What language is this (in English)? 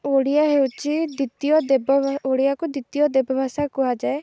Odia